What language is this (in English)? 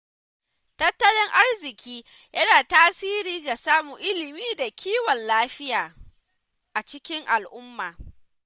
Hausa